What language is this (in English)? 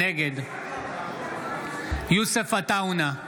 Hebrew